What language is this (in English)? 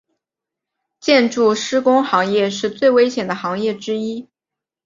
Chinese